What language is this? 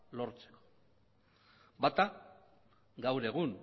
Basque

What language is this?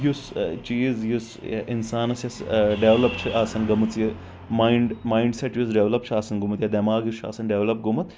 Kashmiri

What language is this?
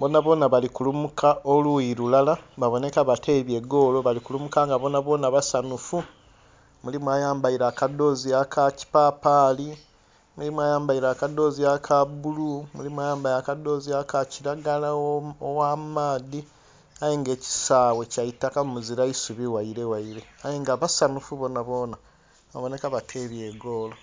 Soga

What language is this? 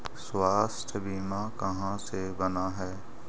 Magahi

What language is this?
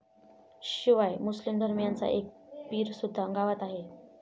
Marathi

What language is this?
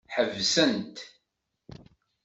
Kabyle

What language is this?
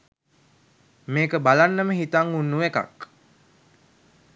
Sinhala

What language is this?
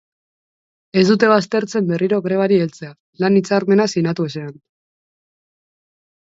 Basque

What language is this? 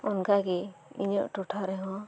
Santali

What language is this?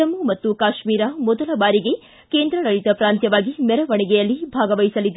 Kannada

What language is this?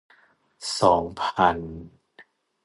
Thai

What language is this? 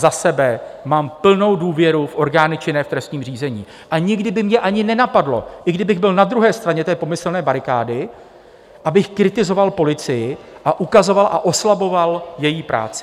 Czech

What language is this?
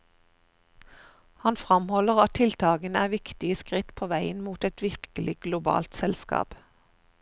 Norwegian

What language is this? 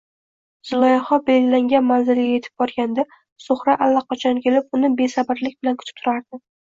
Uzbek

